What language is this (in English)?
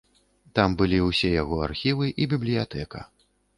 Belarusian